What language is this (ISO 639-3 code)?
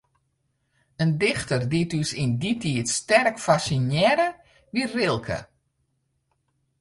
fry